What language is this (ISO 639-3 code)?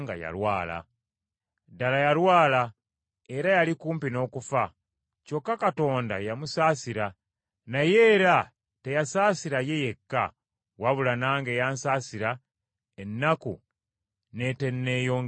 lug